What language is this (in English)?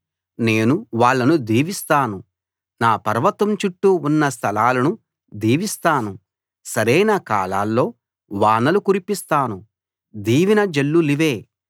Telugu